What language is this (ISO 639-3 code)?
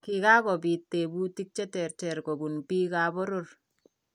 kln